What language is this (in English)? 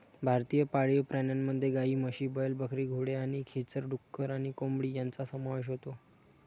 Marathi